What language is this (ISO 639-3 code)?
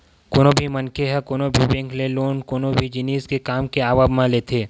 hne